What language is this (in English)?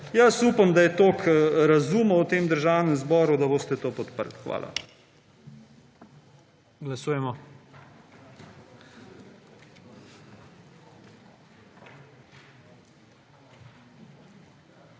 Slovenian